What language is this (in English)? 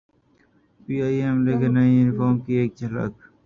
Urdu